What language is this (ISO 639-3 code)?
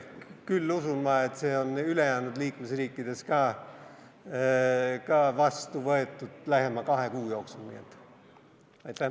est